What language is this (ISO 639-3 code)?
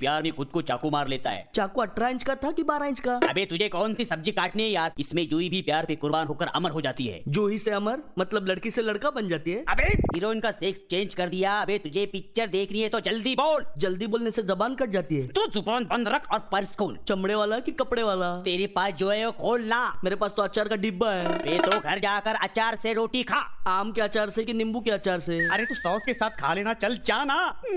hin